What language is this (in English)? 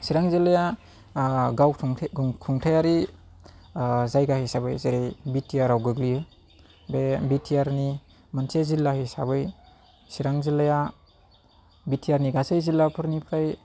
Bodo